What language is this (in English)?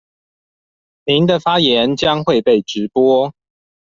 Chinese